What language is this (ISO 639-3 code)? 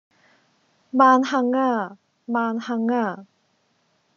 yue